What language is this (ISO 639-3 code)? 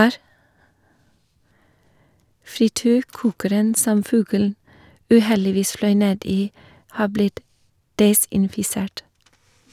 nor